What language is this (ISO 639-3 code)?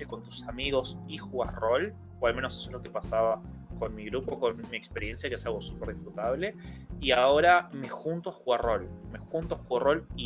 spa